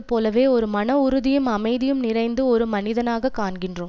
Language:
Tamil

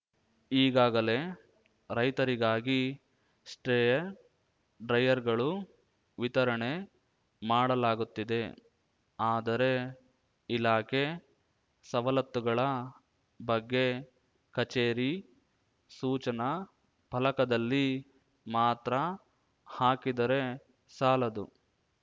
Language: Kannada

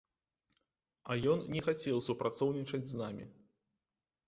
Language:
Belarusian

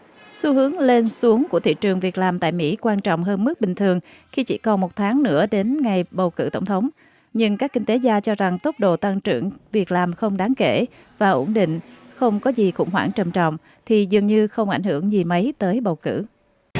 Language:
Vietnamese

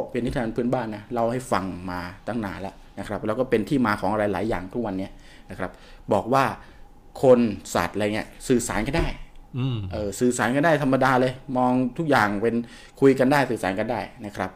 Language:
Thai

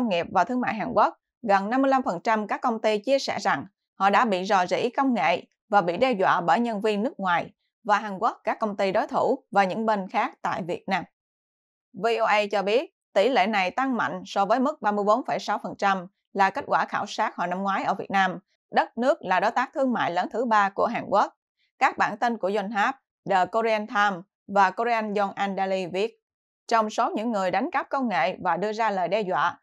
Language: Vietnamese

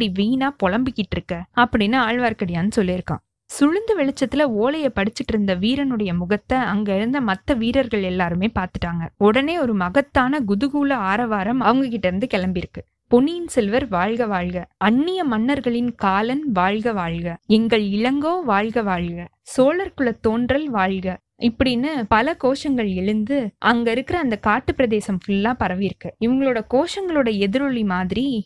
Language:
Tamil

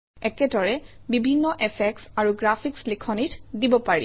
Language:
Assamese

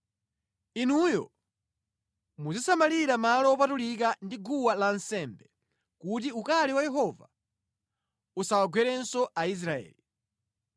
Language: Nyanja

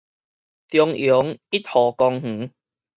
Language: Min Nan Chinese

